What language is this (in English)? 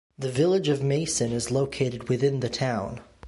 English